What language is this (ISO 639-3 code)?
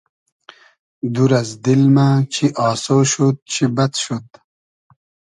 haz